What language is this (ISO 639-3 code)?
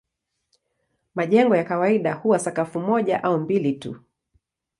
swa